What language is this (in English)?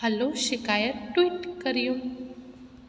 Sindhi